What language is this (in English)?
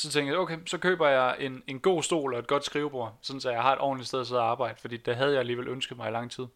Danish